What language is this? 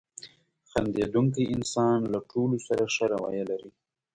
Pashto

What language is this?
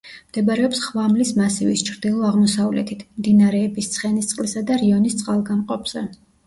Georgian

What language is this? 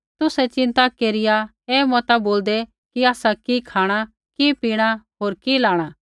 Kullu Pahari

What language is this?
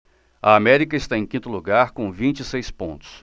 Portuguese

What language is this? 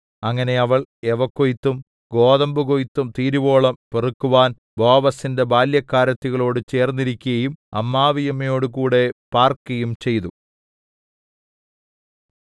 Malayalam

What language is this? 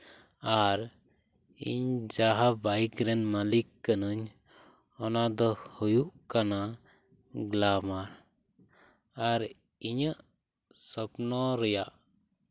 Santali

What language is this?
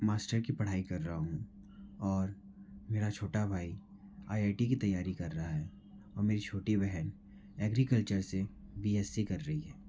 Hindi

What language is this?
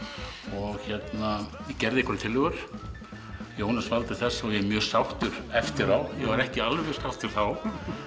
Icelandic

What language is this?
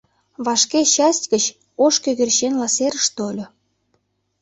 Mari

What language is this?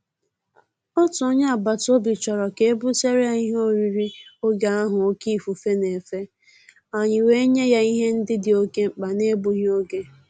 Igbo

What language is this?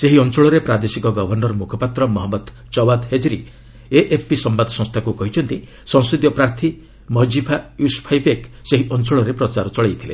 Odia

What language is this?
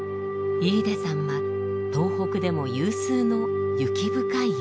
Japanese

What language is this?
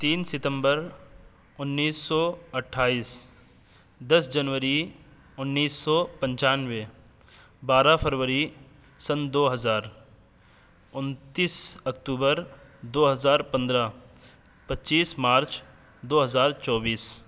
Urdu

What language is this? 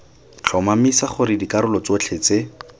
Tswana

